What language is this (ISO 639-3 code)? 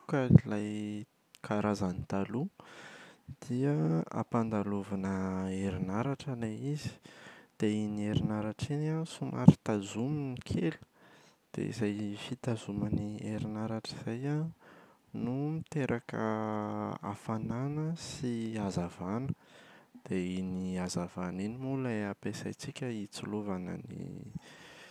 mlg